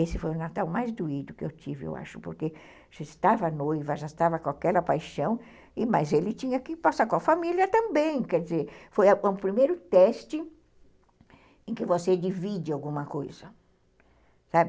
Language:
Portuguese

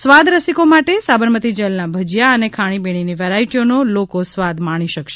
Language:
Gujarati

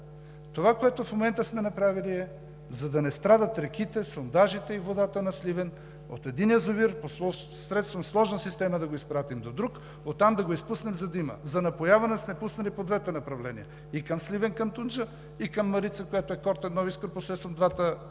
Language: Bulgarian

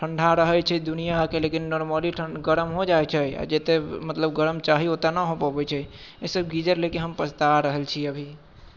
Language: Maithili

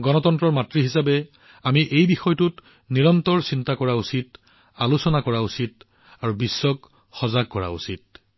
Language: Assamese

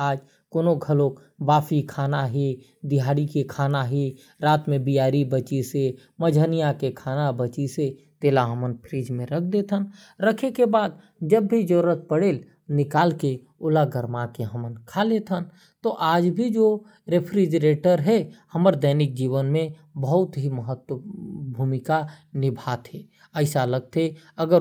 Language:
Korwa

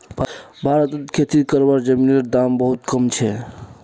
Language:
Magahi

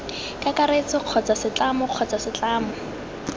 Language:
Tswana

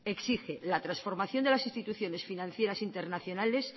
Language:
Spanish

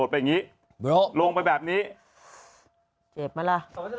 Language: Thai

